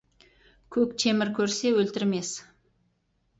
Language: Kazakh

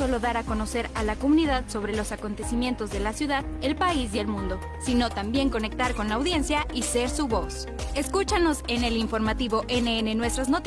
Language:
Spanish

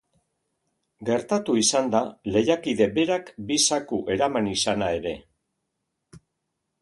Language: Basque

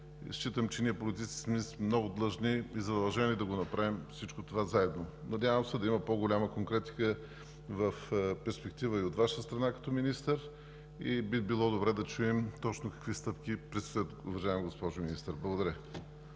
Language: Bulgarian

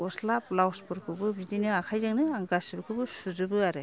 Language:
Bodo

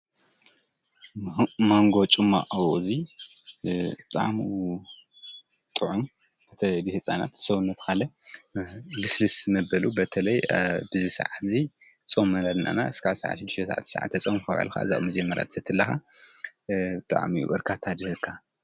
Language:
Tigrinya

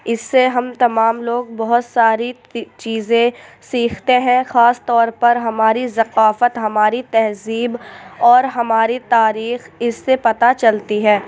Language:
Urdu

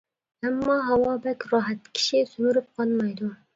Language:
Uyghur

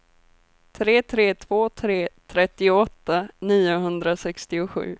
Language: Swedish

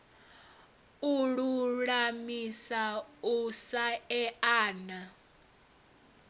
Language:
Venda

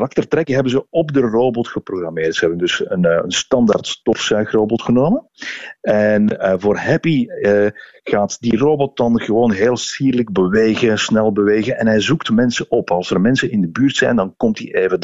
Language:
Dutch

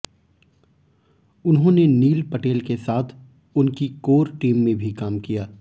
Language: Hindi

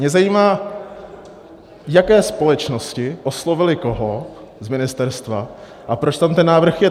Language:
Czech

